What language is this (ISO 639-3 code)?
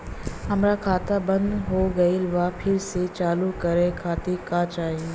bho